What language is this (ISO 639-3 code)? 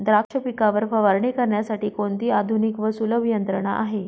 mar